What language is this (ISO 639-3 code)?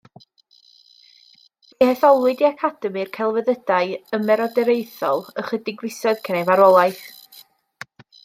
cym